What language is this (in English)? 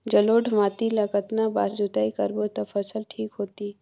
Chhattisgarhi